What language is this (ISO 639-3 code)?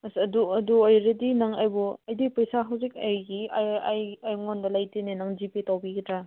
mni